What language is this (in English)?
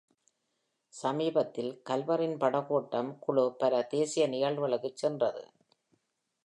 Tamil